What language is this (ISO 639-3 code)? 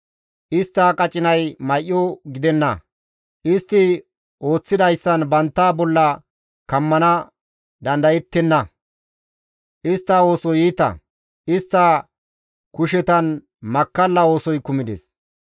gmv